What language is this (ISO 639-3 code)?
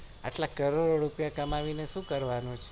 guj